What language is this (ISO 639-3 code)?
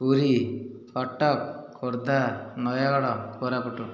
ori